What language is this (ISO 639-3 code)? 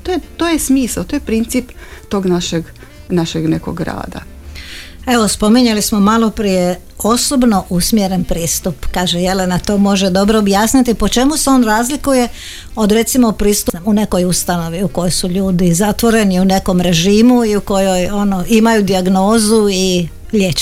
hrv